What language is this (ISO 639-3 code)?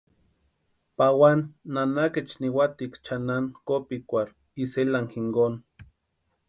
pua